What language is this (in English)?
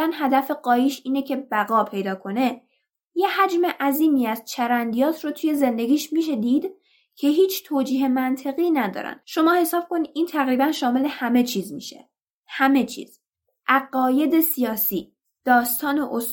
Persian